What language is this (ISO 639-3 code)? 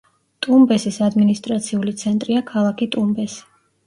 kat